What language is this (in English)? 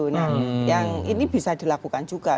Indonesian